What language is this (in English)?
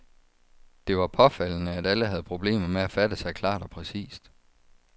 Danish